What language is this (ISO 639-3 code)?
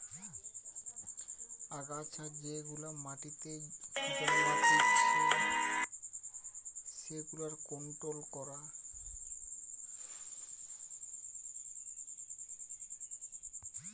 ben